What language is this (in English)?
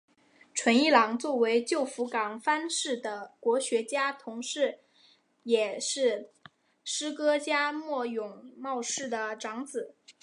Chinese